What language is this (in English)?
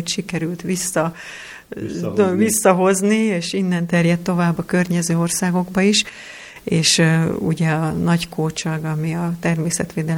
Hungarian